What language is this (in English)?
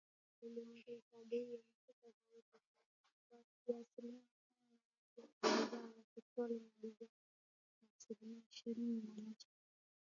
Swahili